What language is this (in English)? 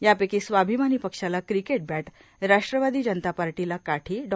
Marathi